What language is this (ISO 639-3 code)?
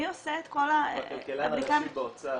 heb